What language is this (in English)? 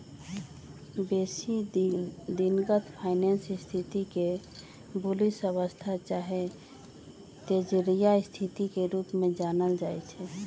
Magahi